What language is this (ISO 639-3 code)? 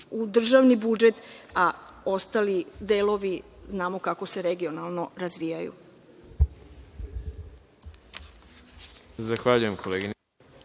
srp